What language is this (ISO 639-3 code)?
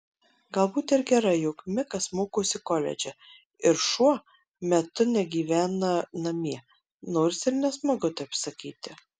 lit